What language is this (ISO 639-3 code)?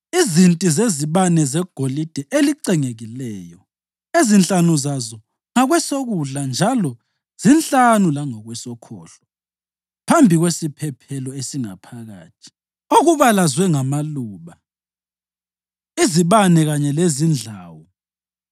nde